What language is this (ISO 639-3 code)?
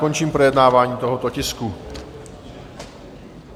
ces